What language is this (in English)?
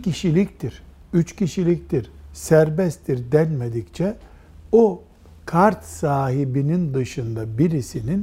Turkish